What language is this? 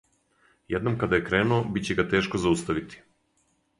Serbian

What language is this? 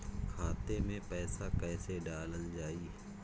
Bhojpuri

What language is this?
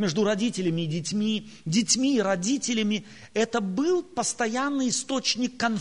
Russian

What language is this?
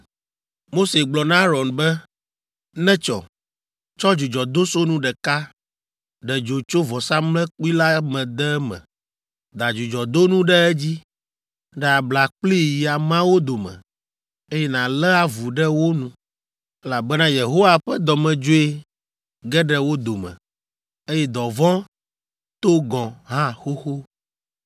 Ewe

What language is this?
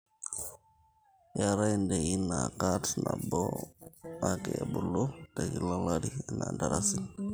Masai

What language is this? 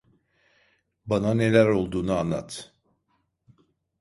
Turkish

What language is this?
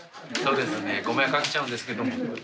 Japanese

